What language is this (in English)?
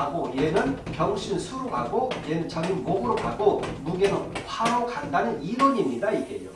Korean